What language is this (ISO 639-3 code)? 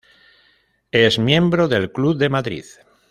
spa